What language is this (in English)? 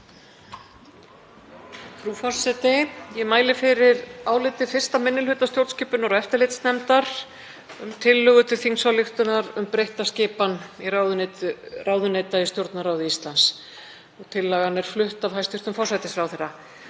Icelandic